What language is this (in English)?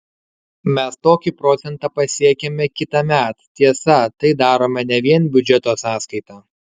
Lithuanian